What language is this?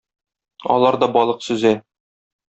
Tatar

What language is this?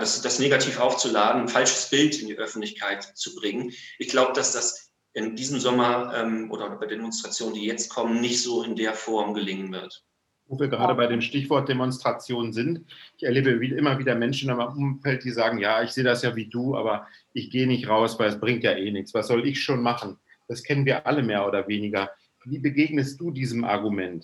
German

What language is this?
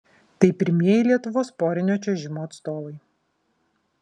Lithuanian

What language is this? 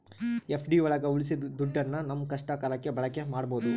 Kannada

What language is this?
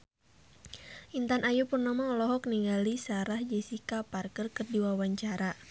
Sundanese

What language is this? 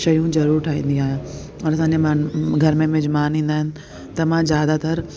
Sindhi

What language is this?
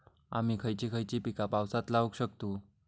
Marathi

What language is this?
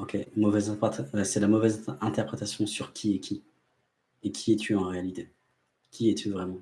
French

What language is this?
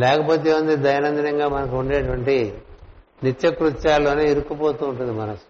Telugu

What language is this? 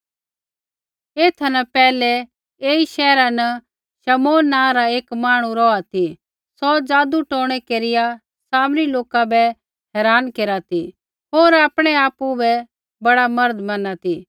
Kullu Pahari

